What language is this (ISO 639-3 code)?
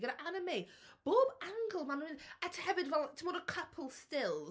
cym